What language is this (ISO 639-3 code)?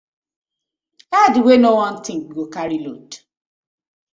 pcm